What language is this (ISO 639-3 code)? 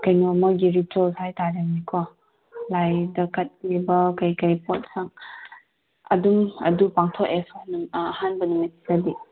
mni